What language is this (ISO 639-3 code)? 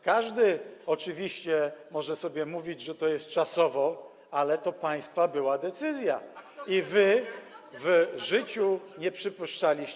pol